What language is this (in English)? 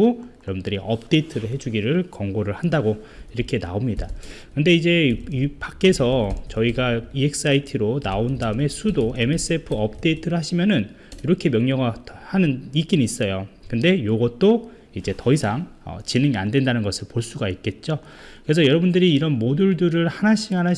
Korean